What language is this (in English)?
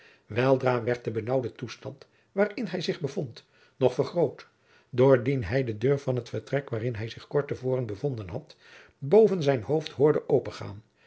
Dutch